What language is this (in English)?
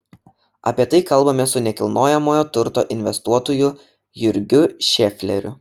Lithuanian